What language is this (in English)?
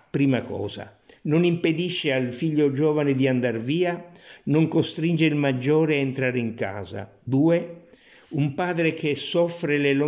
Italian